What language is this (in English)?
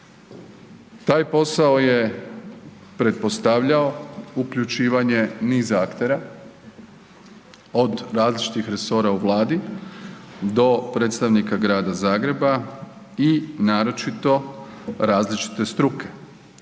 Croatian